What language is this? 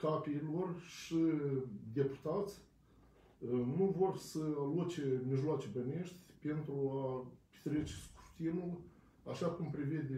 Romanian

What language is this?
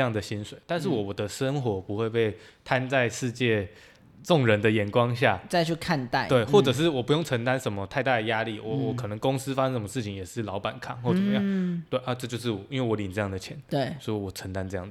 Chinese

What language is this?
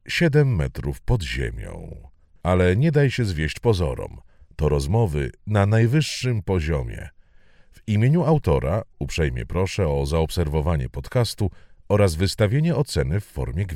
Polish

